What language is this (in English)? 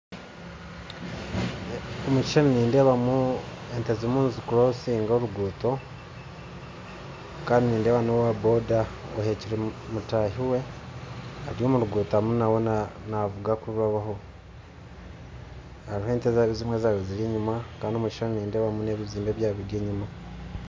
Nyankole